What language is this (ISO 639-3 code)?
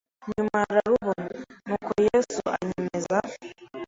kin